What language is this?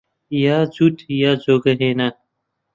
Central Kurdish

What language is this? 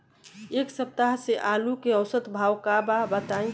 Bhojpuri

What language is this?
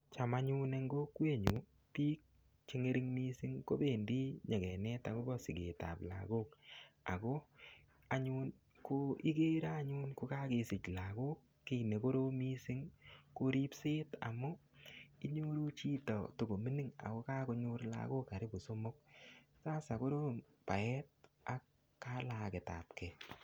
Kalenjin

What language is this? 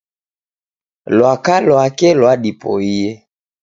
Taita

